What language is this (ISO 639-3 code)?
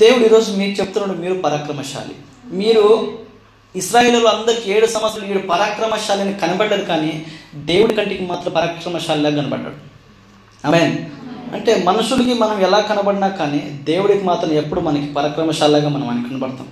tel